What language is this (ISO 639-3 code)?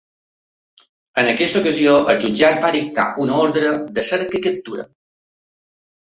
cat